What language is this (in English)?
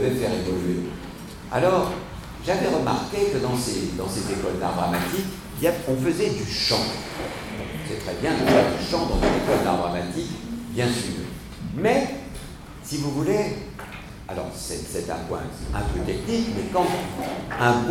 French